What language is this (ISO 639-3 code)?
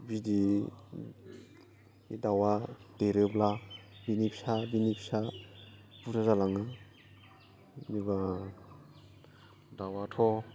brx